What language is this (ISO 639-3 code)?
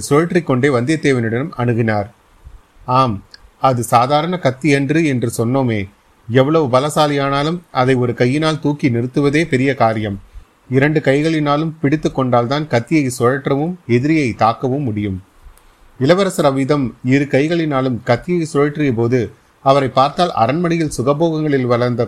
tam